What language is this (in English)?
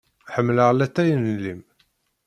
Kabyle